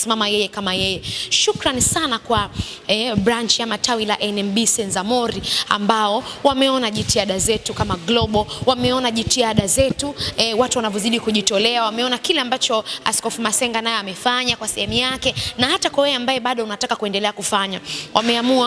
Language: Swahili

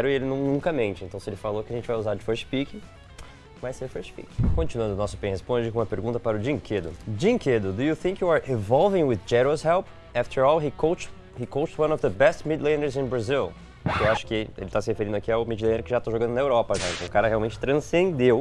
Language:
Portuguese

